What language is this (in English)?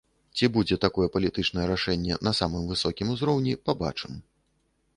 Belarusian